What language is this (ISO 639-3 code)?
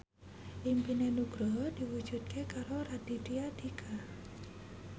jav